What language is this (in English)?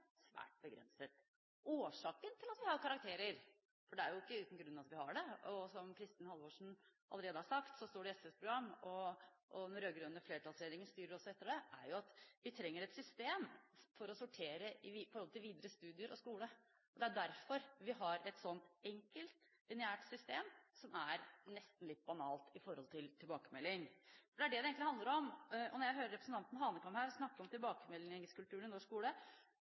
Norwegian Bokmål